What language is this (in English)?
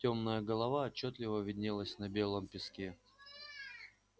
Russian